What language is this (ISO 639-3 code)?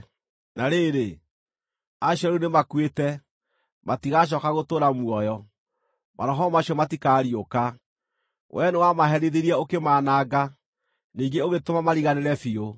kik